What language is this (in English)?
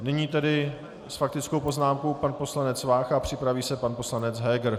Czech